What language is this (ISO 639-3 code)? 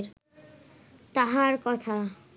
ben